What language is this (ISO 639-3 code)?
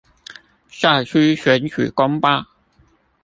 zho